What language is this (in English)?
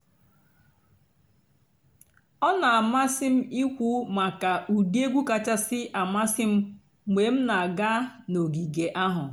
Igbo